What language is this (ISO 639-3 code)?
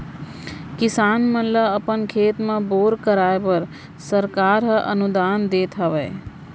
hne